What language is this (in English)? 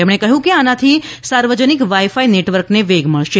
Gujarati